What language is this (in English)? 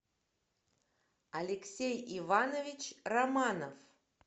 Russian